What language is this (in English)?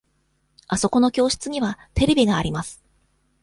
Japanese